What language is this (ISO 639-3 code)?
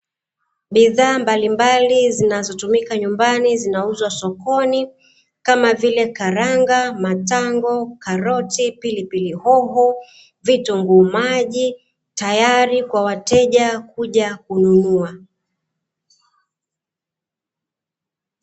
swa